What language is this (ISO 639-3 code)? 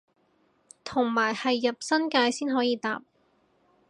yue